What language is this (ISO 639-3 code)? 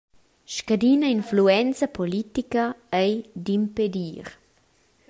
roh